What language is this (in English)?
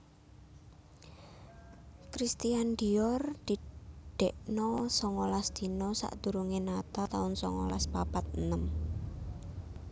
Javanese